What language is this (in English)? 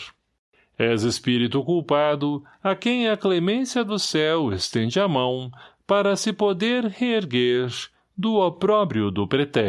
Portuguese